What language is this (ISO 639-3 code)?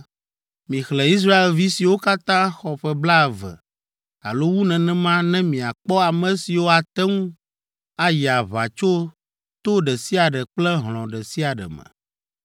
ewe